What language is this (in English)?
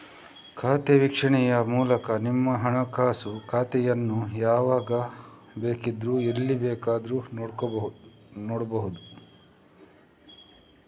Kannada